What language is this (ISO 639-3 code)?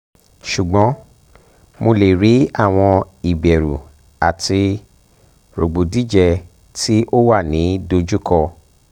yor